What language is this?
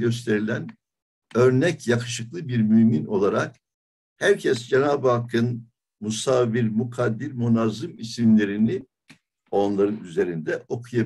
Turkish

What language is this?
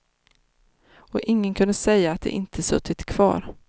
Swedish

